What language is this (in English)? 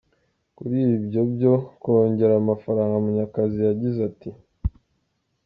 Kinyarwanda